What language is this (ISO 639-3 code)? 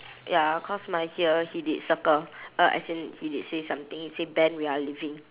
eng